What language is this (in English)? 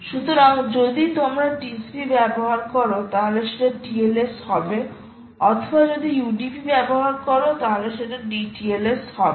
Bangla